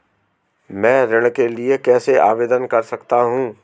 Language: Hindi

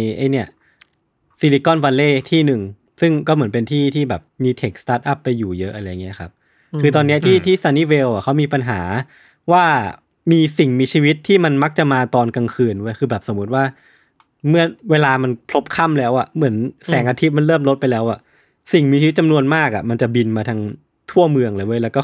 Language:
Thai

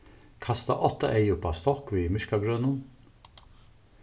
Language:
Faroese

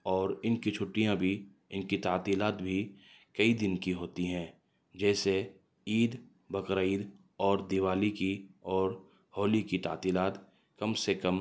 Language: Urdu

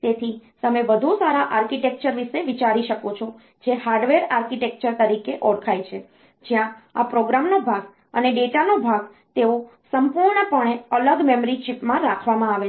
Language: Gujarati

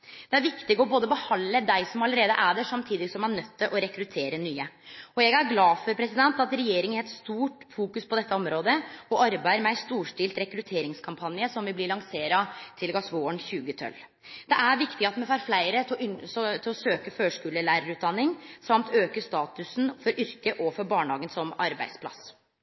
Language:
Norwegian Nynorsk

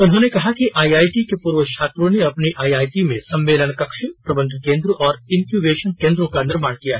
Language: Hindi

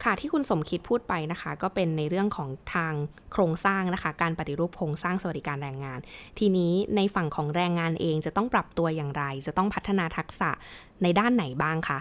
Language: Thai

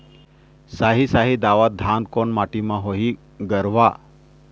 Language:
Chhattisgarhi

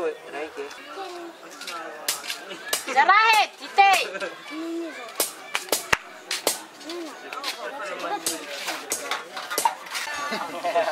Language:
French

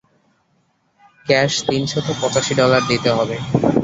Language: Bangla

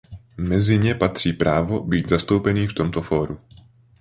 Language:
Czech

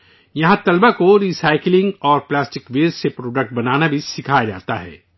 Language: Urdu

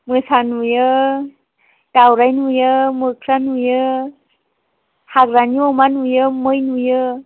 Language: Bodo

